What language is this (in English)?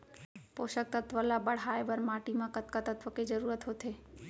Chhattisgarhi